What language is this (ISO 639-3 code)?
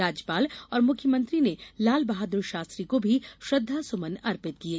hin